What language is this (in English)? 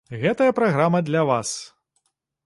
Belarusian